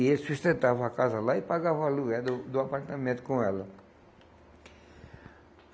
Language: Portuguese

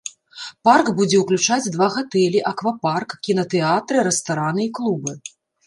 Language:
Belarusian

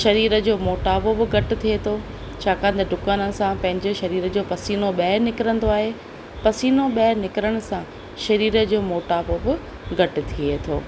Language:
Sindhi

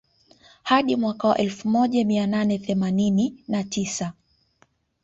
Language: Swahili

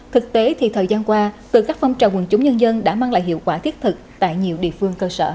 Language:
Vietnamese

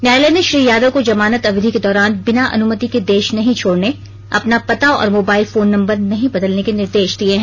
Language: Hindi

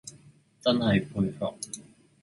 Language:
Cantonese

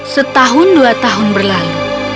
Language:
Indonesian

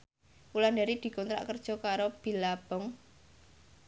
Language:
Javanese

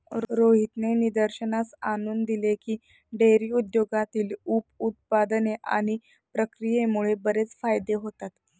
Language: Marathi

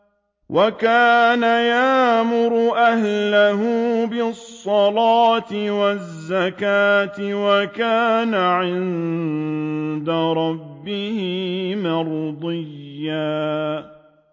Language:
Arabic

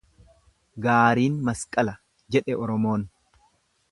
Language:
Oromo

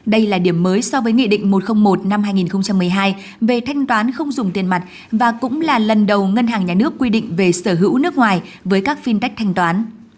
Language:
Vietnamese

